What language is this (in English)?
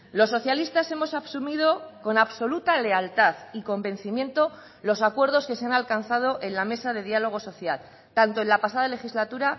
Spanish